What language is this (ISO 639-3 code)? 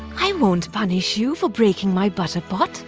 eng